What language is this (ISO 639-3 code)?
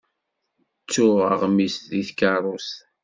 kab